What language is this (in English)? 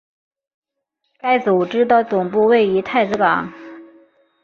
Chinese